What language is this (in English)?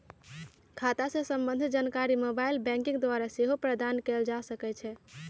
Magahi